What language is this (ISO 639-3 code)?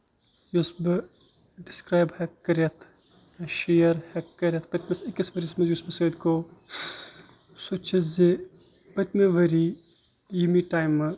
kas